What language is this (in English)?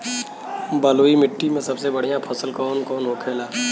Bhojpuri